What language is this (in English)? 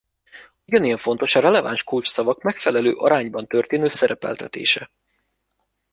Hungarian